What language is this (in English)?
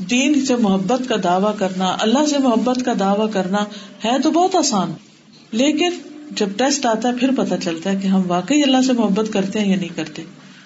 Urdu